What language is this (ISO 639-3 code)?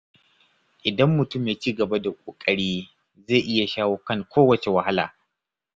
hau